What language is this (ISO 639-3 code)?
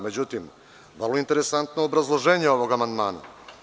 srp